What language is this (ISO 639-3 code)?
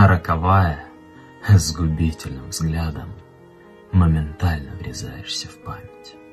rus